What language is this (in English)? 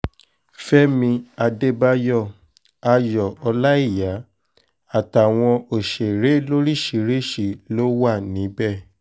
Yoruba